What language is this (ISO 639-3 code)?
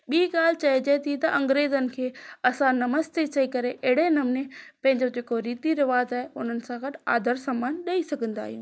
snd